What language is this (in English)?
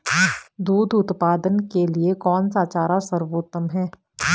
Hindi